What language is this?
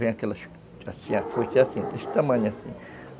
Portuguese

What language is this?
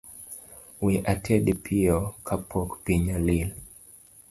Luo (Kenya and Tanzania)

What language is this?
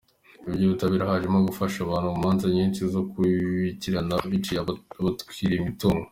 Kinyarwanda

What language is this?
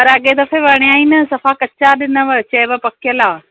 Sindhi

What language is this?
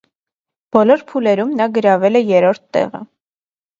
Armenian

